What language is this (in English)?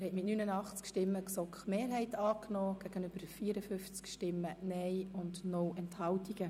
Swiss German